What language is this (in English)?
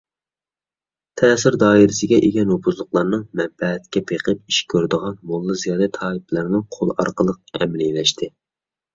Uyghur